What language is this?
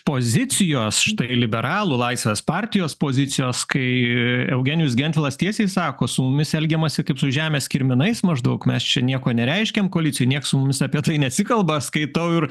Lithuanian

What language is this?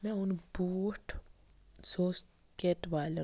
Kashmiri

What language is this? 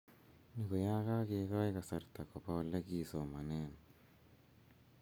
Kalenjin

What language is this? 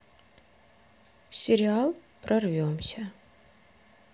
Russian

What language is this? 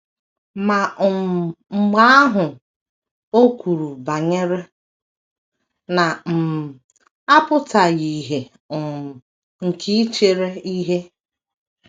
Igbo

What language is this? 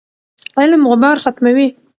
Pashto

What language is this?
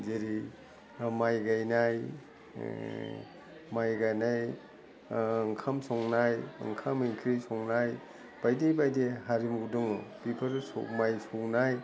Bodo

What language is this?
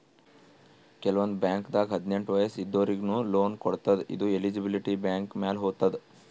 Kannada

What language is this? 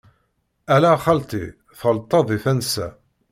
Kabyle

